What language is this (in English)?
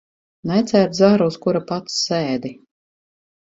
Latvian